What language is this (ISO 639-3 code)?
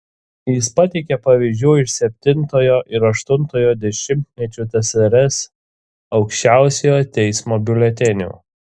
lit